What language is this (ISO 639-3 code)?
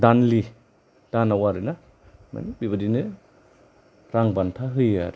brx